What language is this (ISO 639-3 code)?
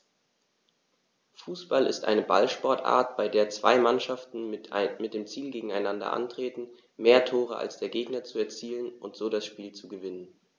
deu